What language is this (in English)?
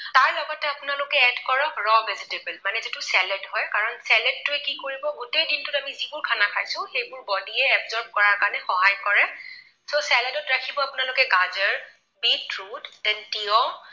Assamese